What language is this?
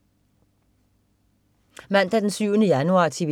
Danish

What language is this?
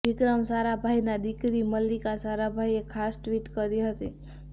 Gujarati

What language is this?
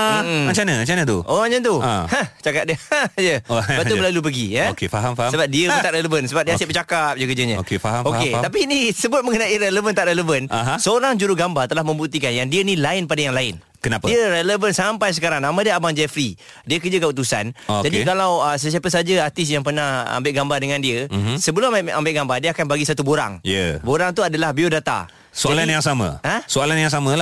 Malay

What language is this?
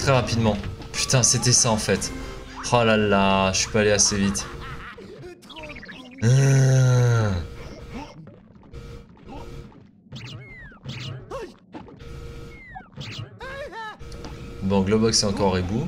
French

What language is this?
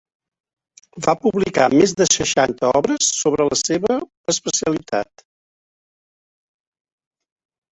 Catalan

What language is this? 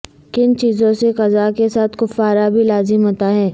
Urdu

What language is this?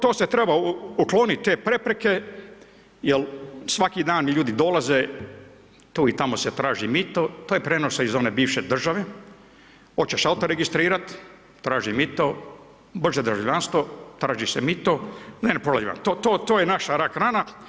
Croatian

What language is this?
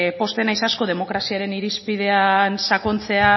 Basque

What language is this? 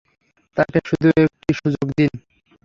Bangla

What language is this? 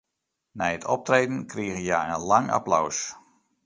Western Frisian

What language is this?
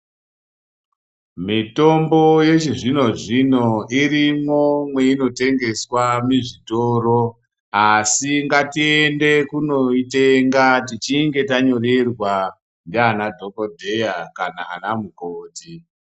Ndau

